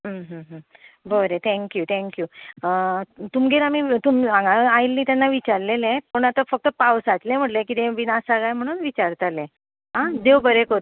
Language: Konkani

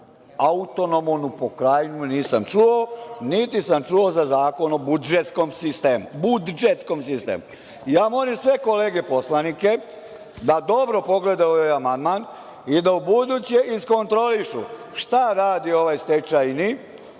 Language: Serbian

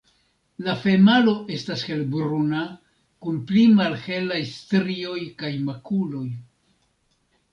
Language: Esperanto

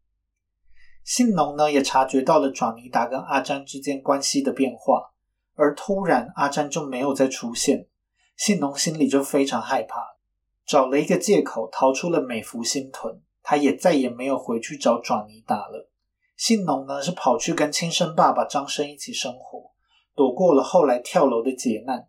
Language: Chinese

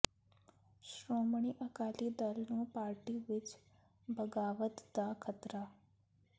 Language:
Punjabi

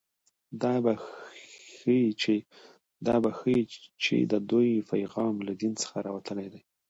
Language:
Pashto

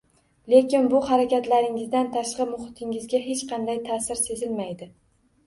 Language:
Uzbek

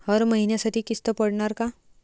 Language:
Marathi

